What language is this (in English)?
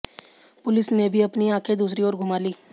Hindi